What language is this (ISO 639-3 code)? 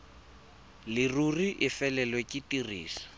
tsn